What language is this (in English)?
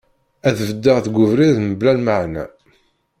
Kabyle